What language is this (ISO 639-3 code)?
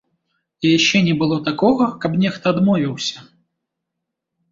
bel